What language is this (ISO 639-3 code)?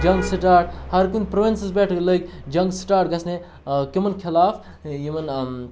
kas